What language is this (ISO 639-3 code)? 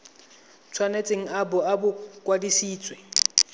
tsn